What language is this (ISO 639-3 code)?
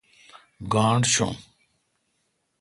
xka